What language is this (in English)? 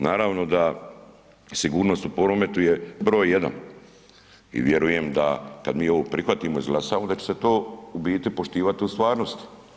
Croatian